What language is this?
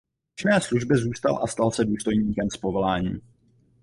Czech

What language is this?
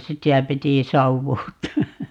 Finnish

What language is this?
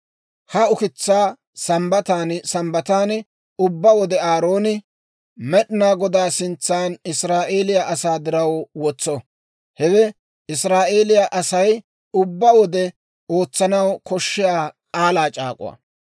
Dawro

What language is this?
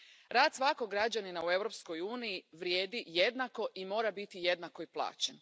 Croatian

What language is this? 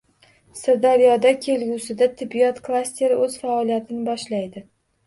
Uzbek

